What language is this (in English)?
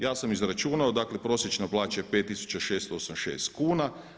Croatian